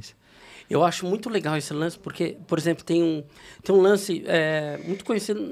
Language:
Portuguese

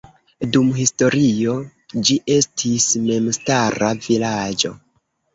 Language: Esperanto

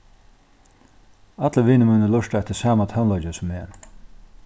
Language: Faroese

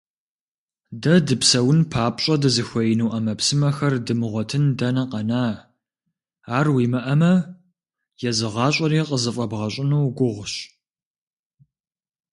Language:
Kabardian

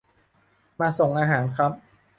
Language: Thai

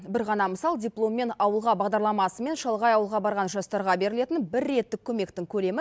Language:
Kazakh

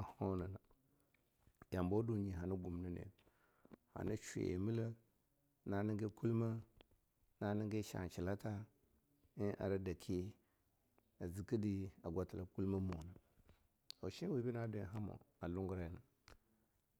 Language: Longuda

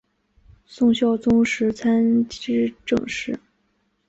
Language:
Chinese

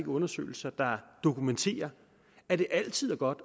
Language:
Danish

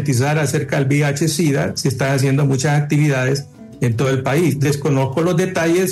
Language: Spanish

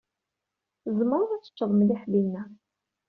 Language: Kabyle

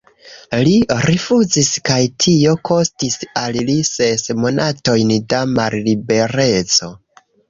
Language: Esperanto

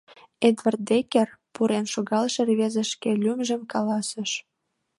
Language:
Mari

